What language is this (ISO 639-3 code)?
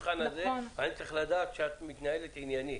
heb